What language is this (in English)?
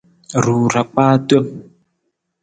Nawdm